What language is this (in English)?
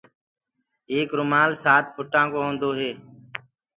Gurgula